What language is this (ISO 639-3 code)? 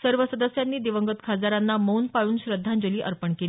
mar